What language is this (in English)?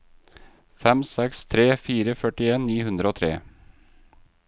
Norwegian